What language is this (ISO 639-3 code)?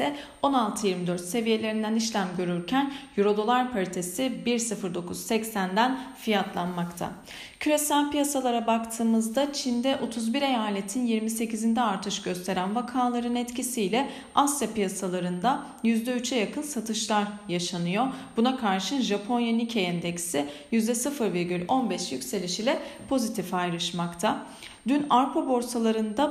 tur